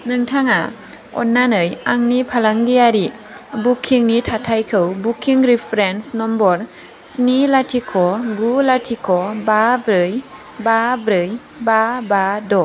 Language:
Bodo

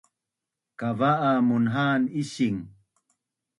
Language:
Bunun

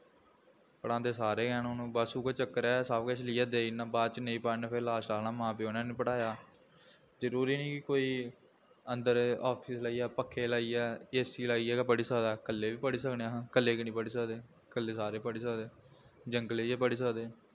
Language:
Dogri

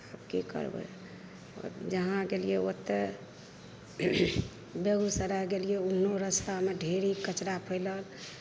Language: Maithili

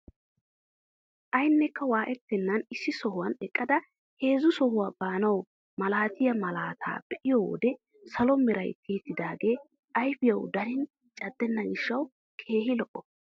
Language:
Wolaytta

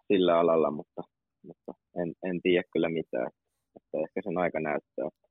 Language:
Finnish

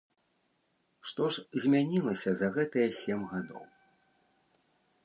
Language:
Belarusian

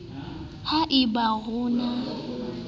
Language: Southern Sotho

